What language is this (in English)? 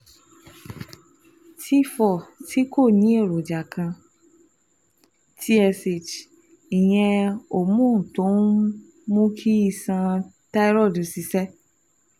Yoruba